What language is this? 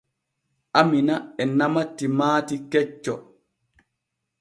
Borgu Fulfulde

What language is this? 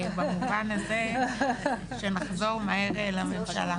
Hebrew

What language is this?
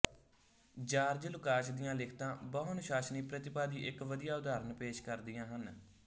Punjabi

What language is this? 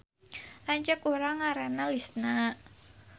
Sundanese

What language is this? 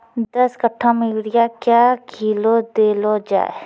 Maithili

